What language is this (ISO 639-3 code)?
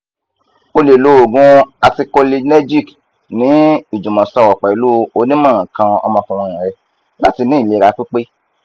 yor